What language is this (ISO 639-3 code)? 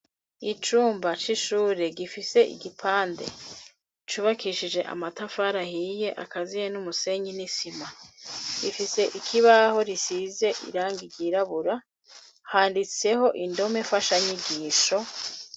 run